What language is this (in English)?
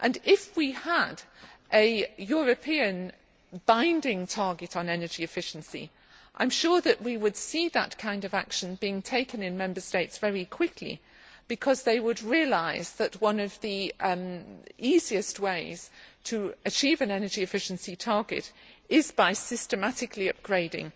English